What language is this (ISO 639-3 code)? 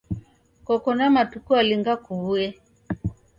dav